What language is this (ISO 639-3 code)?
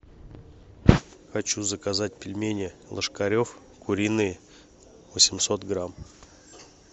rus